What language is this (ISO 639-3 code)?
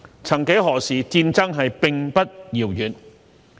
yue